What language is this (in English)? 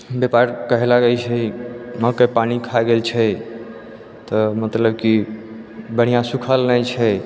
Maithili